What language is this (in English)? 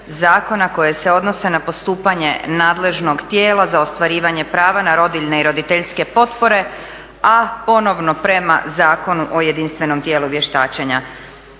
Croatian